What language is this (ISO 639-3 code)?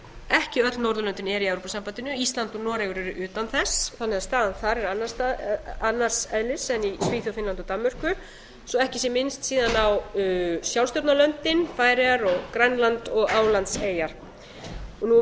isl